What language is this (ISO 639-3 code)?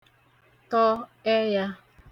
ibo